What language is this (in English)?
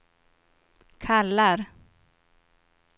Swedish